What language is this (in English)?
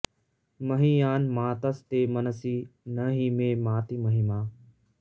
Sanskrit